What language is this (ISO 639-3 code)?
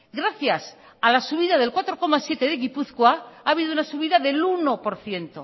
spa